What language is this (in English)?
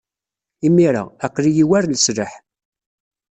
Kabyle